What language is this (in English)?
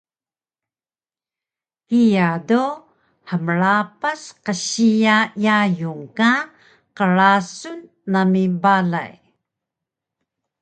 Taroko